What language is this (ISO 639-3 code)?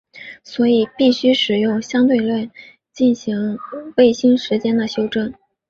zho